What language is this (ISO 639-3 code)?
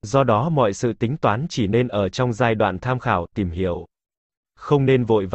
vie